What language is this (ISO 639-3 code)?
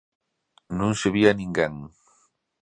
glg